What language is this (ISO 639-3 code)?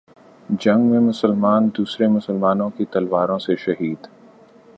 urd